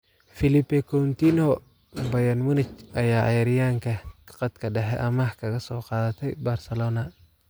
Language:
Somali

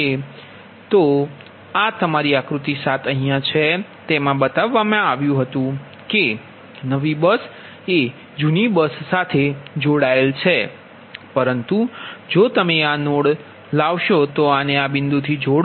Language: Gujarati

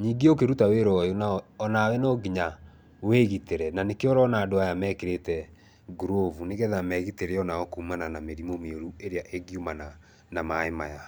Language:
Kikuyu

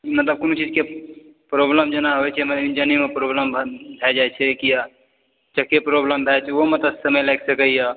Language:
Maithili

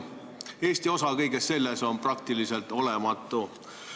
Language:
Estonian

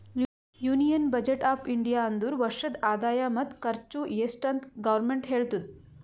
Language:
Kannada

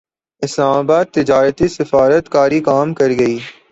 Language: Urdu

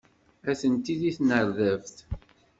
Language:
Kabyle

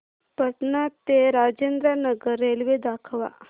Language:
Marathi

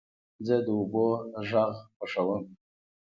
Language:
Pashto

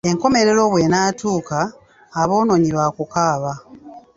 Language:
Ganda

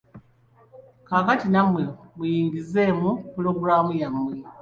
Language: Ganda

